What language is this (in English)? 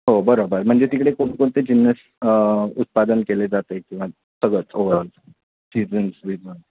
Marathi